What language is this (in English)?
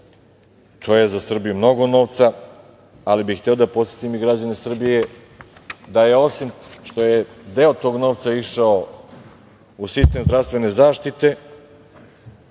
Serbian